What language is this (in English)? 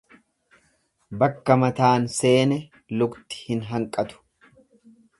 Oromo